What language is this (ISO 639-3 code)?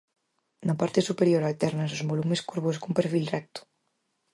glg